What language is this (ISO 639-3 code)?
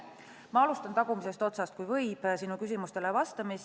est